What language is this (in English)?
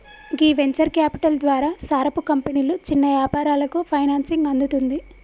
Telugu